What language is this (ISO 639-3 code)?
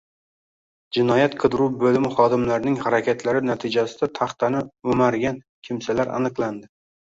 uzb